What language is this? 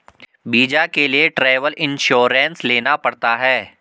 Hindi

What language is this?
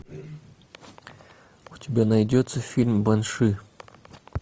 Russian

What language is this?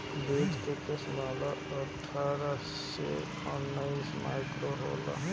Bhojpuri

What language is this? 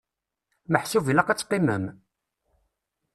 Kabyle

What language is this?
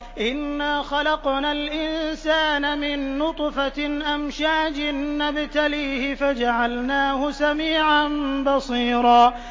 Arabic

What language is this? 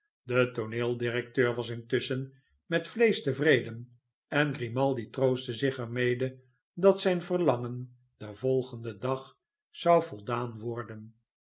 Dutch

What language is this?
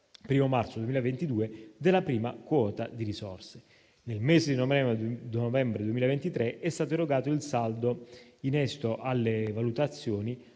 Italian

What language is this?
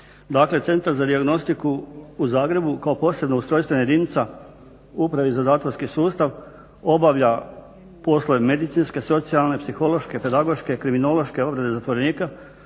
Croatian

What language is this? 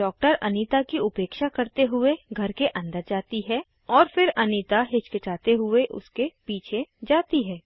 Hindi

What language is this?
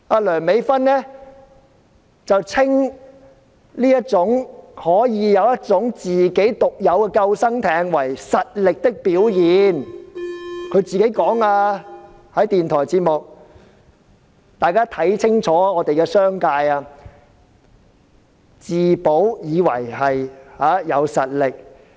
Cantonese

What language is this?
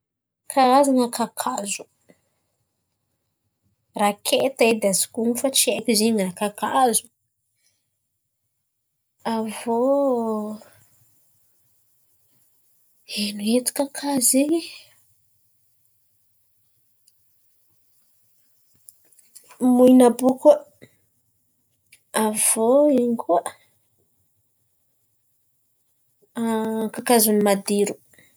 Antankarana Malagasy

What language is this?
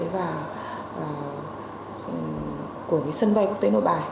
Vietnamese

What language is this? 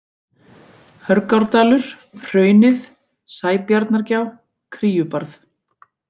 Icelandic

